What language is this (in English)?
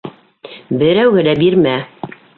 Bashkir